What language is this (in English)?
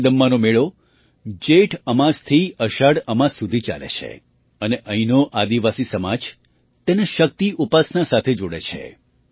Gujarati